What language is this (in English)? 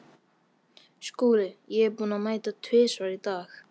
Icelandic